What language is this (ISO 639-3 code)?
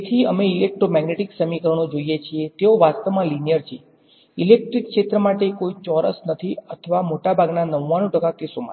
guj